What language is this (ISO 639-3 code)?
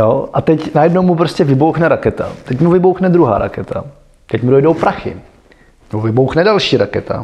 ces